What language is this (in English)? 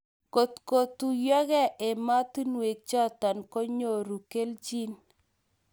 Kalenjin